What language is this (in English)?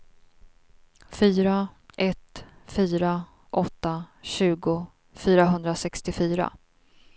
Swedish